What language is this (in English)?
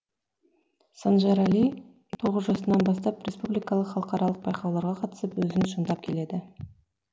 Kazakh